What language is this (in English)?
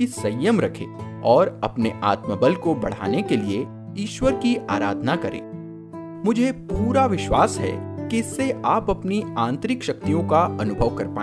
Hindi